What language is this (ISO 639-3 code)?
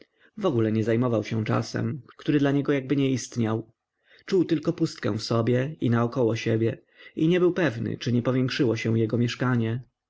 pol